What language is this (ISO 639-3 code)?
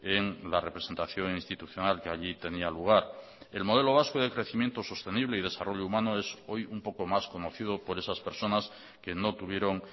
spa